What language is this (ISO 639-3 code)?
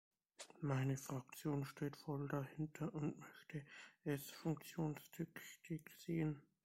deu